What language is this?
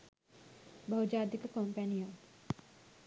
Sinhala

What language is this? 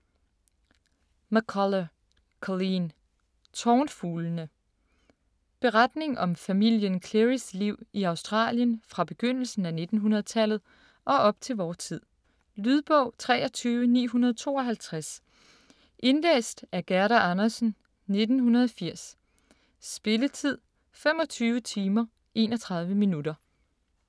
Danish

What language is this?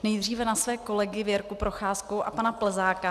Czech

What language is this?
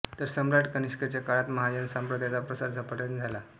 Marathi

